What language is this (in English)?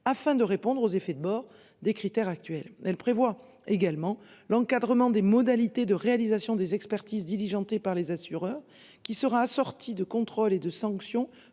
French